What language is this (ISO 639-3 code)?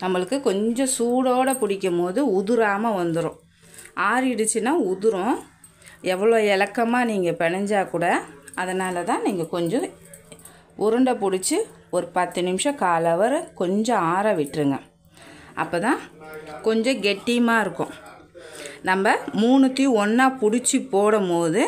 tam